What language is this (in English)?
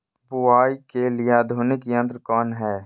Magahi